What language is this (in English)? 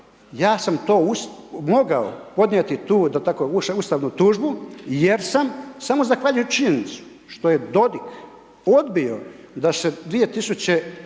Croatian